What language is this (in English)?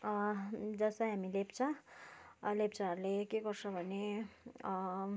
Nepali